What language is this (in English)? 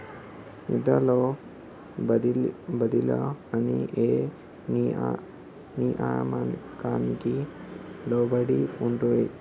Telugu